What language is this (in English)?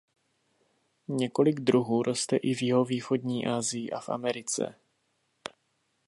Czech